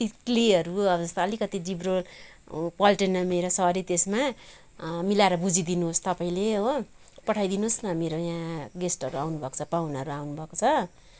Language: Nepali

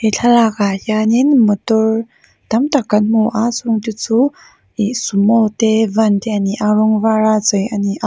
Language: Mizo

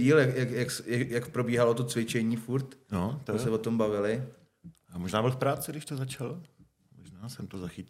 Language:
Czech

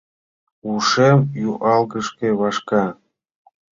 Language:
Mari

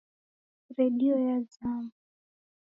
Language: Taita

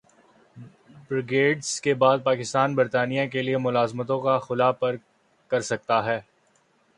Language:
Urdu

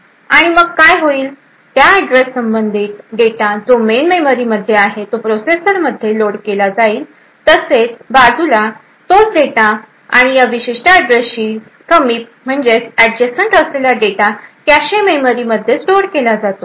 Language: Marathi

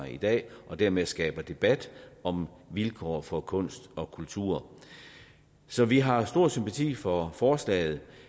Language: Danish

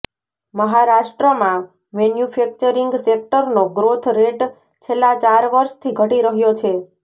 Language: Gujarati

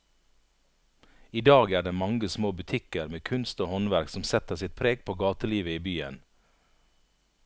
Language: Norwegian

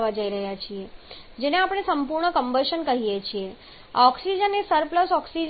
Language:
Gujarati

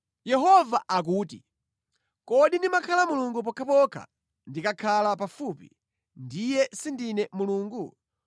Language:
Nyanja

